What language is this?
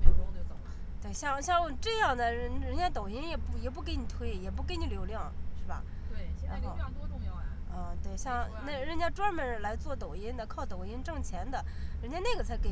Chinese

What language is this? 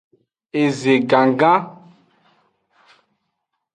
Aja (Benin)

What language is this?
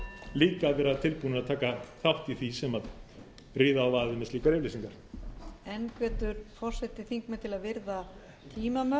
Icelandic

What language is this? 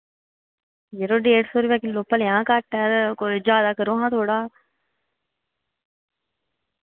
Dogri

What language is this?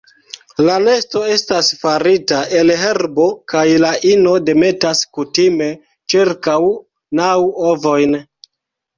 Esperanto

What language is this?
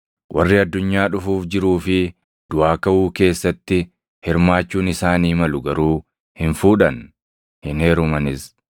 Oromo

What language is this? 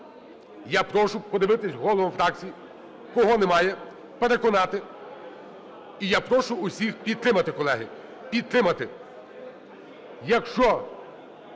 Ukrainian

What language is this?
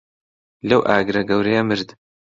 Central Kurdish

